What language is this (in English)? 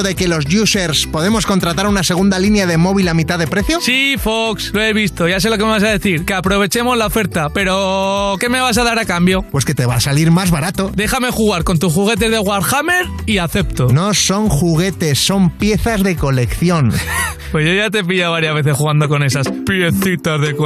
Spanish